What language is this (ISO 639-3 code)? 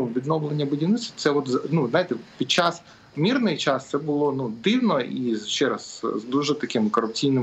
ukr